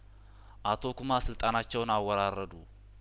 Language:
Amharic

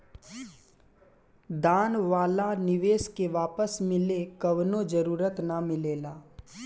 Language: Bhojpuri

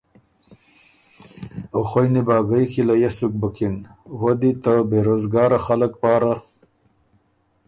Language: Ormuri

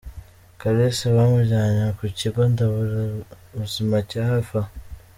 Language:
Kinyarwanda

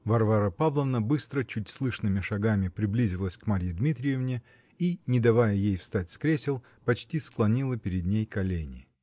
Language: Russian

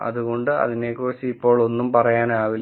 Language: Malayalam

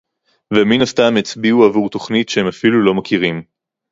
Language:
Hebrew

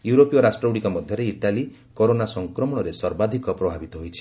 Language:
Odia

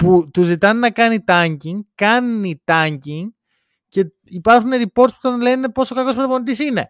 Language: Greek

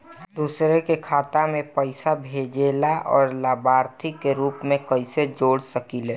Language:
Bhojpuri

